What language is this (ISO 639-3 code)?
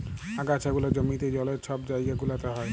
ben